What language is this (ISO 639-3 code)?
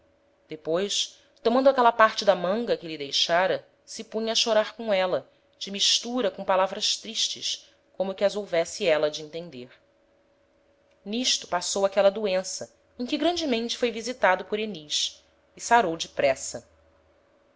por